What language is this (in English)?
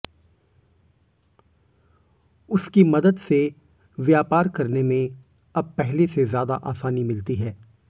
Hindi